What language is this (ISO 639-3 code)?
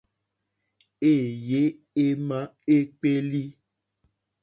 bri